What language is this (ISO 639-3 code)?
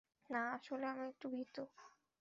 ben